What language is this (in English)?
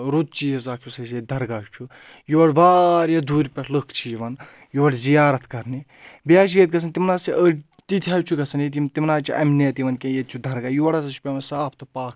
Kashmiri